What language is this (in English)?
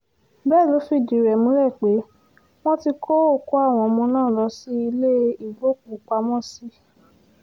Yoruba